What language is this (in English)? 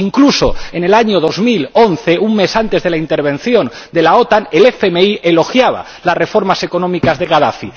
Spanish